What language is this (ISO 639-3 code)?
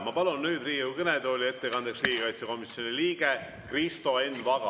est